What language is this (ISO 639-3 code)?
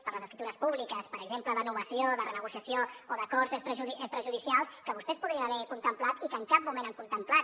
cat